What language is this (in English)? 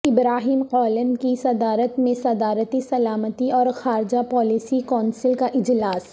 Urdu